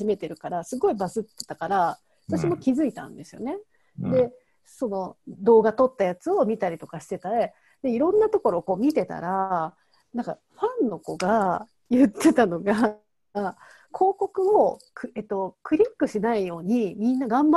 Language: Japanese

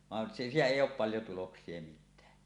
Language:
Finnish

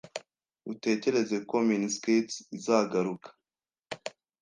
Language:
Kinyarwanda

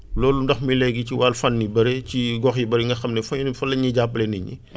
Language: Wolof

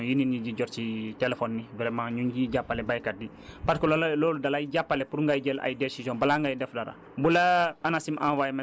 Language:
Wolof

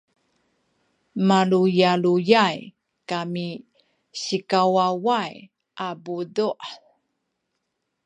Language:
Sakizaya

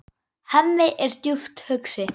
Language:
Icelandic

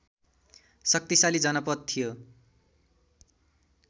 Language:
Nepali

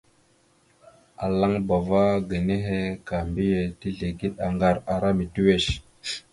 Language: Mada (Cameroon)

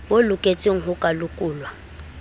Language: Southern Sotho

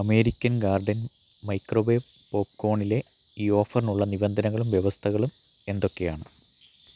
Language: Malayalam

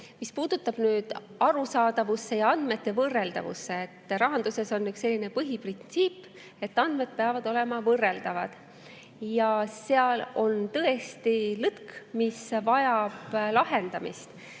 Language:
Estonian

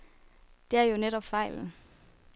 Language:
Danish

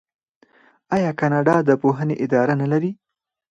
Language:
Pashto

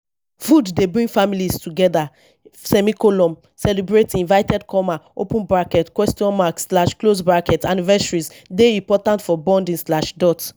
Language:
Nigerian Pidgin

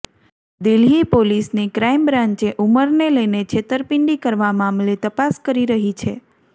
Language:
Gujarati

